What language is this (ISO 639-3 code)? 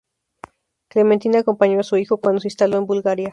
spa